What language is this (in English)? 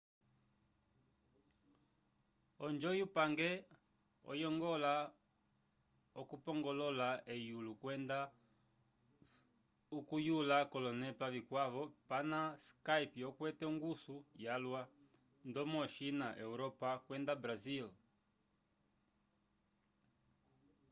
Umbundu